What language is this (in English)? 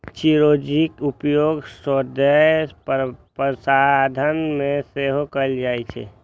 Maithili